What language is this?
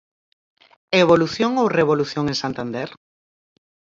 Galician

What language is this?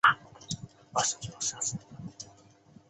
Chinese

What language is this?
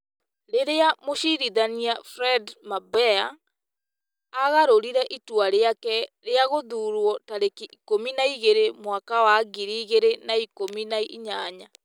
Kikuyu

